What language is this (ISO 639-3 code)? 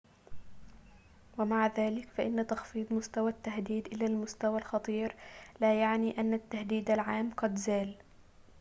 ara